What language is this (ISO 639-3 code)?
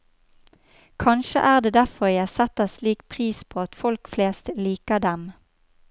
nor